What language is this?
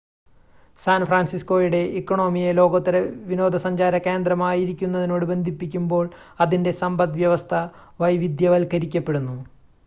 Malayalam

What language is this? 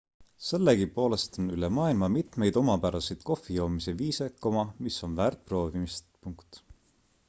Estonian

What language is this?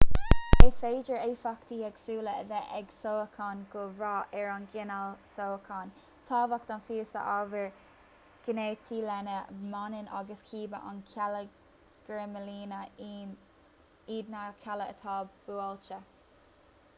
Irish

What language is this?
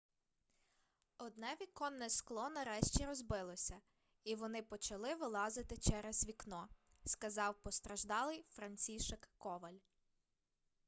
Ukrainian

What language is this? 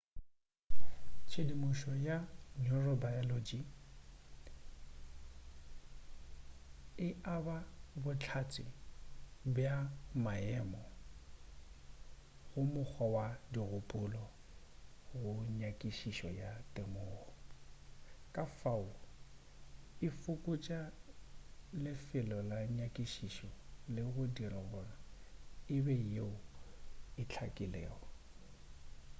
Northern Sotho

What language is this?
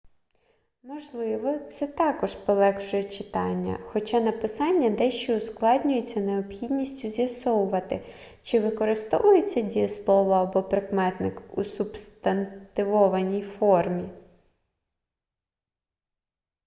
Ukrainian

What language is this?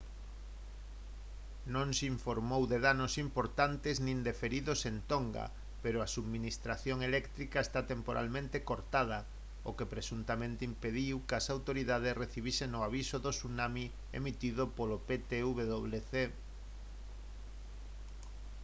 Galician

